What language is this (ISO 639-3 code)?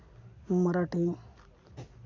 sat